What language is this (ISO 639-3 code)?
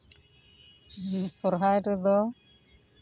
sat